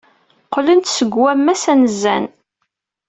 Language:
Kabyle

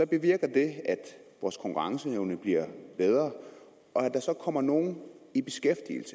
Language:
Danish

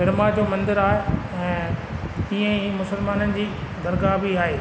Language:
Sindhi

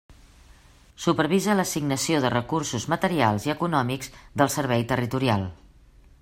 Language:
Catalan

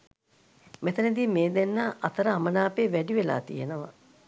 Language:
Sinhala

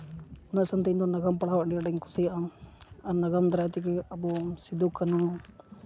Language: Santali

